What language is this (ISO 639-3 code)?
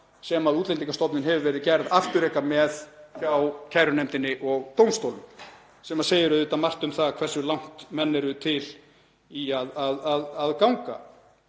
isl